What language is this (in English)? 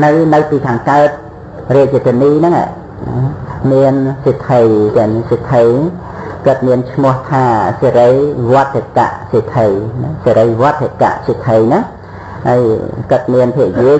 Vietnamese